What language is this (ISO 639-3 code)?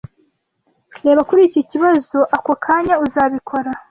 kin